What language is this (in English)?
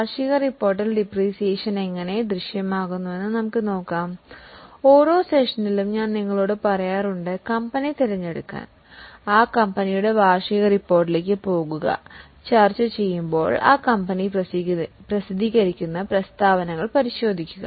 Malayalam